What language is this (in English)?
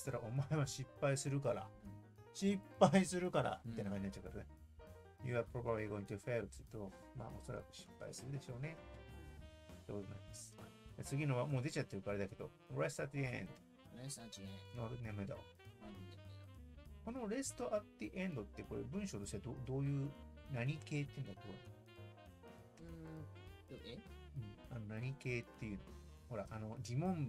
Japanese